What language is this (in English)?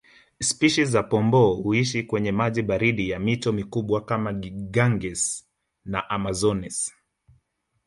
Swahili